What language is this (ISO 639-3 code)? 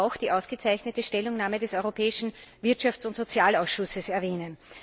deu